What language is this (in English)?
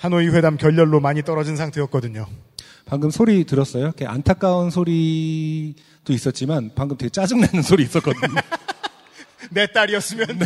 Korean